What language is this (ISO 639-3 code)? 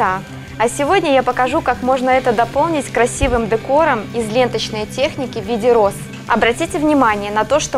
rus